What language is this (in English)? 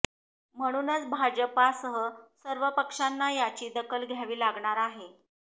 Marathi